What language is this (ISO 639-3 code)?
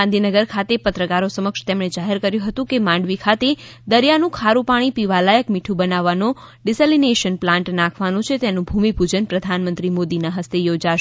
guj